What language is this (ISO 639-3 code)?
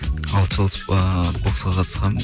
kaz